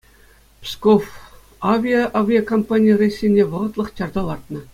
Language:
Chuvash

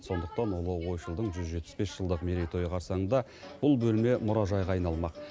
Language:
Kazakh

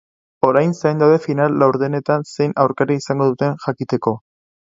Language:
Basque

